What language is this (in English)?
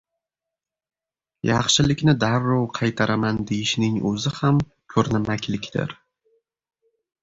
Uzbek